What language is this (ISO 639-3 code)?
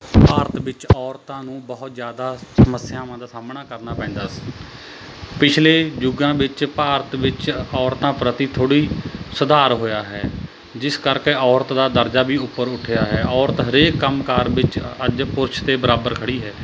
pan